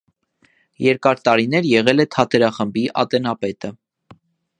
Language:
Armenian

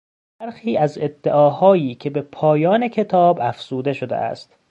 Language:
Persian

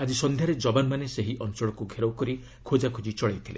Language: Odia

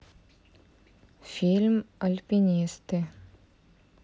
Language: Russian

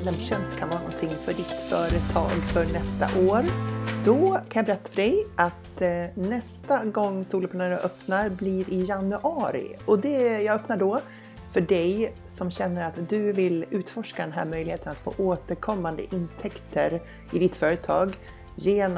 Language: Swedish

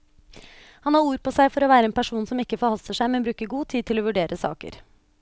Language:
Norwegian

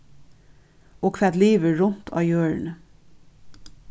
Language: Faroese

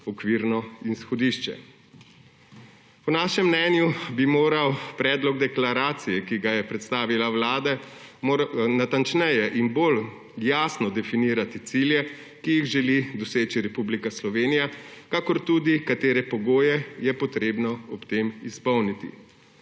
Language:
Slovenian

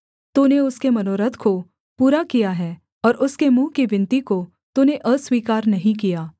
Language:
Hindi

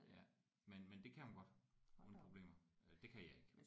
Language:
Danish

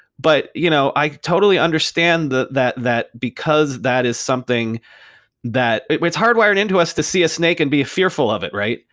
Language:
English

